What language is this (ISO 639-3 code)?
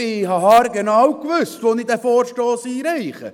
gsw